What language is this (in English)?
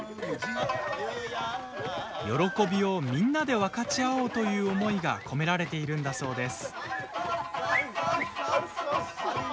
Japanese